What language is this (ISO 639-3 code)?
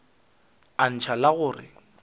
nso